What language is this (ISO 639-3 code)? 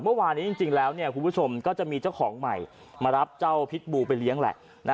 tha